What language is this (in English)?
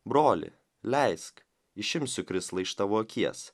Lithuanian